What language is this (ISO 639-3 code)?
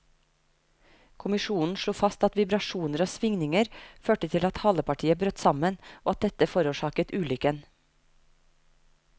nor